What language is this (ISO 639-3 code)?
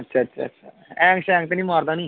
doi